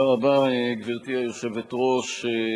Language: Hebrew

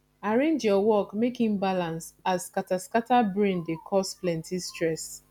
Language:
Nigerian Pidgin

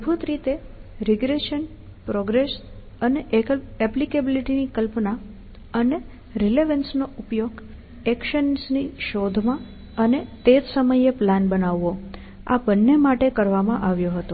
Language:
Gujarati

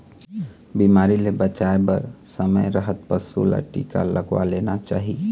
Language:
Chhattisgarhi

